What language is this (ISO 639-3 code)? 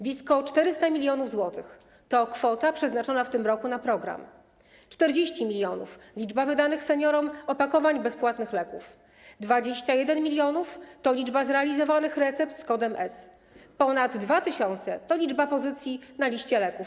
pol